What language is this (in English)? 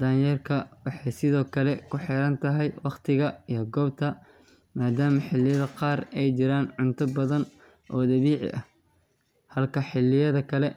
Somali